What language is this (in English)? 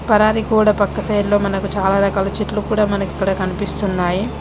Telugu